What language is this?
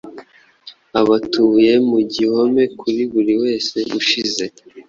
Kinyarwanda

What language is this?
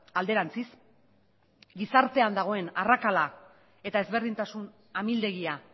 Basque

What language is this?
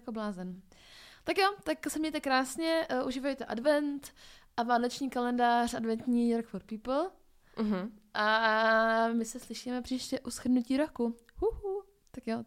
Czech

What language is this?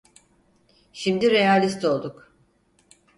Turkish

